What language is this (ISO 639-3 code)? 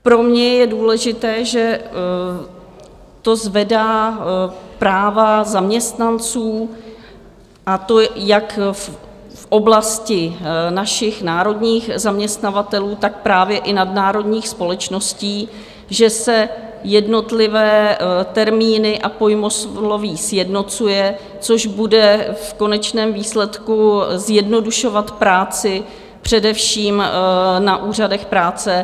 ces